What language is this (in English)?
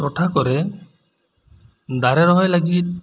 Santali